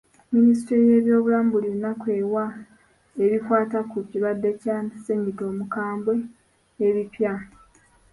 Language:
Ganda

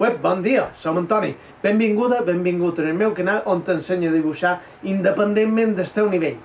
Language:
Catalan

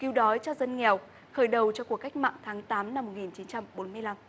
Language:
Vietnamese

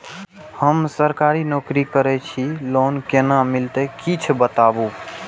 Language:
Maithili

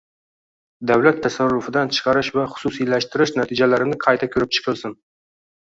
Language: Uzbek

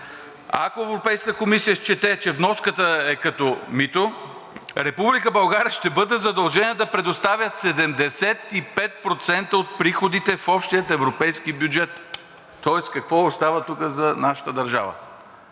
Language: Bulgarian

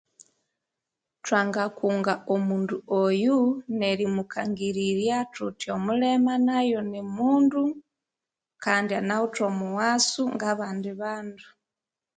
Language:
Konzo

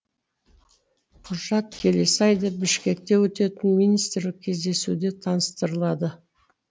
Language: Kazakh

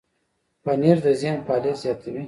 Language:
Pashto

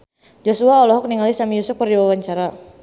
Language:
Sundanese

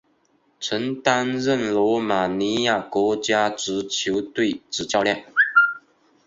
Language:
Chinese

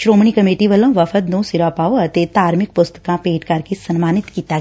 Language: Punjabi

